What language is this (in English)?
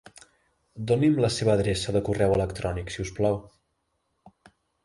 Catalan